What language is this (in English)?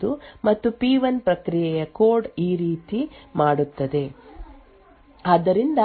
Kannada